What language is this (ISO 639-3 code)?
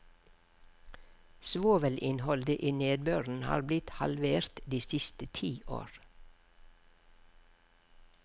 nor